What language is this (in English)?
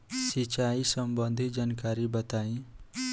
Bhojpuri